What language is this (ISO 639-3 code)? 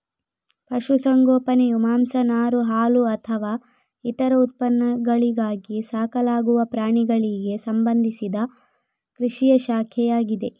kan